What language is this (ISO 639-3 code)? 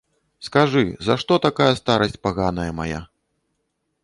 bel